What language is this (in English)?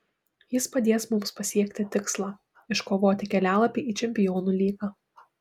Lithuanian